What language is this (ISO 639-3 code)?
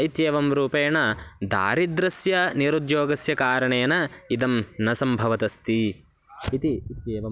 san